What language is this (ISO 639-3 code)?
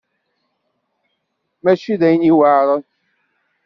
kab